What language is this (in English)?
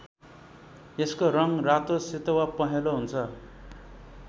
Nepali